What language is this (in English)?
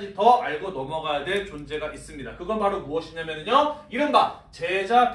Korean